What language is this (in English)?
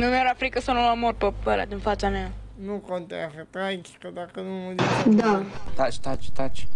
Romanian